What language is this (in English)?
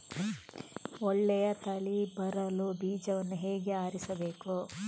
Kannada